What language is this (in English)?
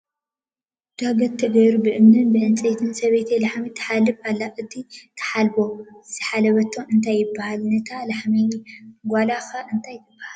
Tigrinya